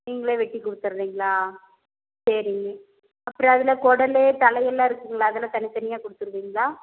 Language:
Tamil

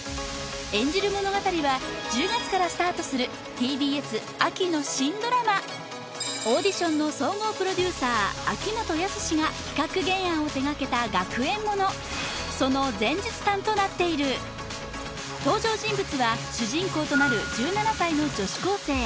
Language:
Japanese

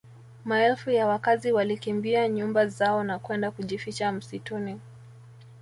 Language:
Swahili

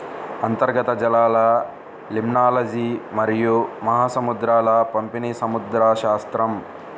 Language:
Telugu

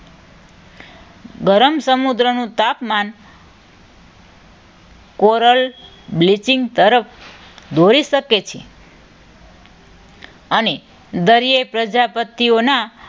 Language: Gujarati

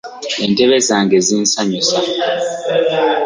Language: Ganda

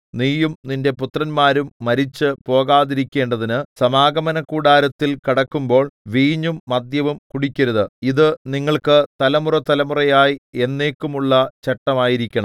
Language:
Malayalam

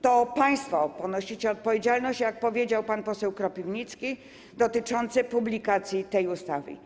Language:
Polish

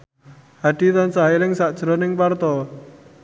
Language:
Javanese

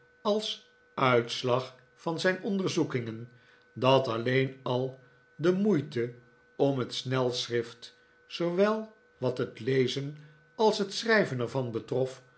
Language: Dutch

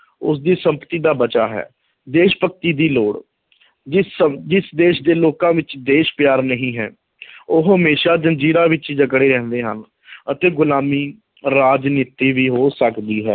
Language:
Punjabi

